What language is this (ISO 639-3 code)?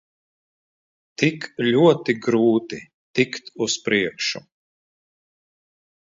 lav